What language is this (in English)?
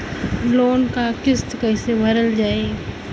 Bhojpuri